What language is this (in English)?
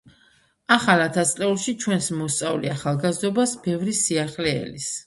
Georgian